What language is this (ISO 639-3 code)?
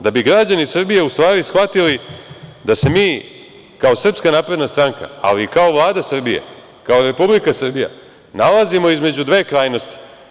srp